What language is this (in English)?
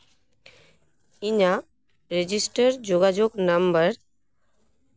Santali